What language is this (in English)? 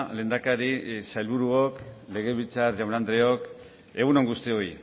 Basque